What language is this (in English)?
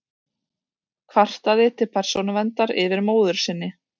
Icelandic